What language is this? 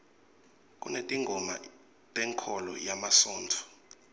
Swati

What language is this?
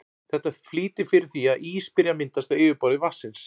Icelandic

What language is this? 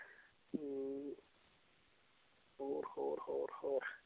Punjabi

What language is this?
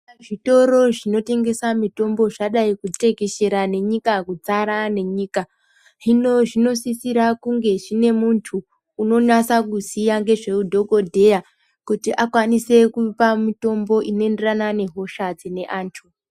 Ndau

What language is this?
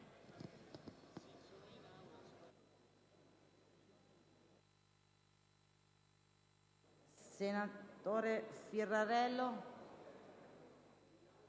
Italian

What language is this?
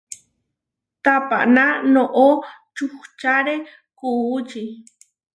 Huarijio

